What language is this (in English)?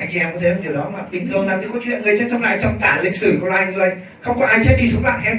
Vietnamese